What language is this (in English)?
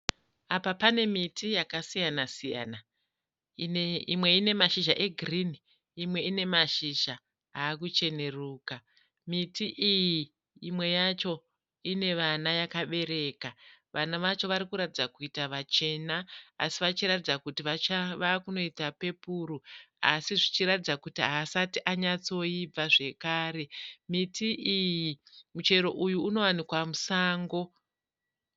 Shona